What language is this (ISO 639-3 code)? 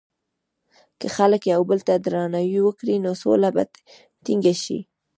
pus